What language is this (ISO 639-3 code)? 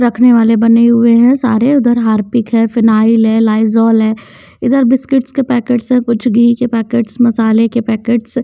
hin